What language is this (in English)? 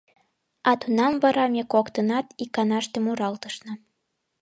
Mari